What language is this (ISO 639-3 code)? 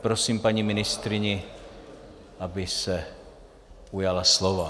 ces